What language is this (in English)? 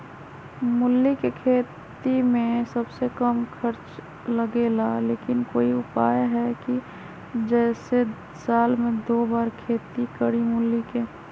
Magahi